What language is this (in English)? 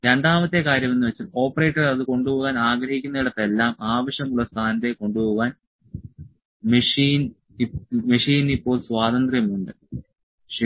Malayalam